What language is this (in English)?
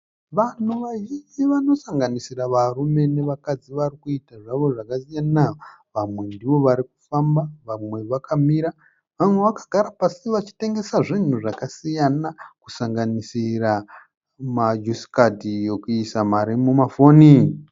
Shona